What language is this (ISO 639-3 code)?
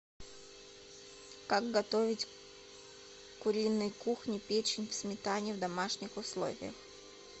rus